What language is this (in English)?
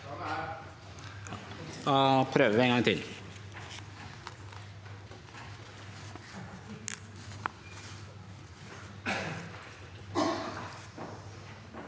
Norwegian